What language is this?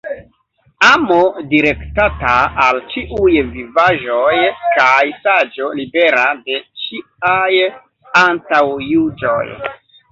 Esperanto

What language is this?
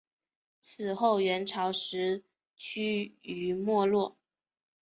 Chinese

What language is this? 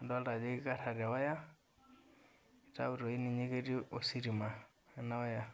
Masai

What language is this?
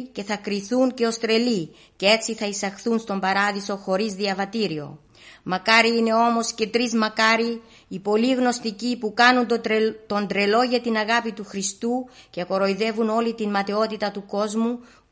Greek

